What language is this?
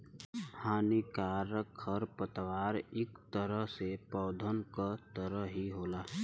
Bhojpuri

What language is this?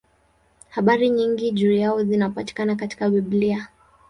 Swahili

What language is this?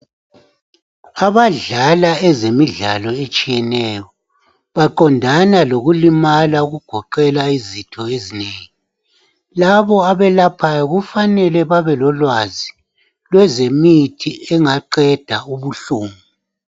North Ndebele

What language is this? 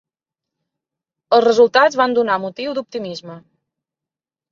Catalan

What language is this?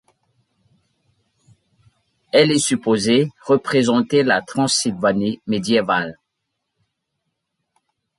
French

